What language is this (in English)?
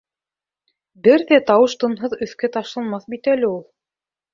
Bashkir